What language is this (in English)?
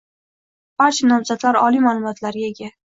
Uzbek